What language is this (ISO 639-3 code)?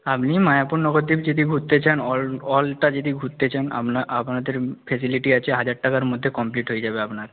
ben